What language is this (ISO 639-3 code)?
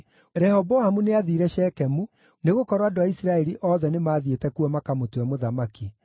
kik